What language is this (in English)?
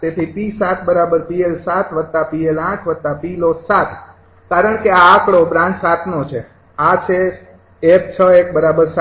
Gujarati